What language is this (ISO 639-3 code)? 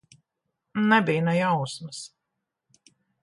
lav